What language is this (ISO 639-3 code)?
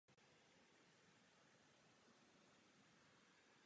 ces